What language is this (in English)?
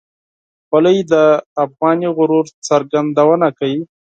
Pashto